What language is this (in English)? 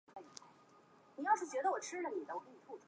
Chinese